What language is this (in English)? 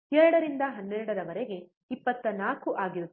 Kannada